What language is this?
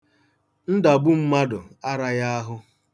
Igbo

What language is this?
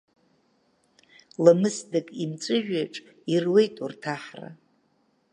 Abkhazian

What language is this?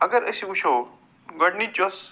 Kashmiri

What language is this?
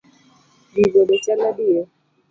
Luo (Kenya and Tanzania)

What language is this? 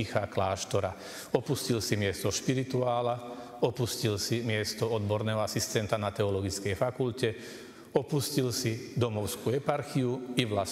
Slovak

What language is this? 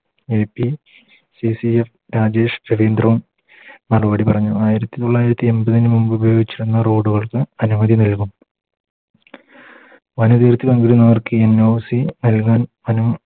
Malayalam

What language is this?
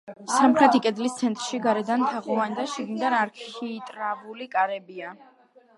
Georgian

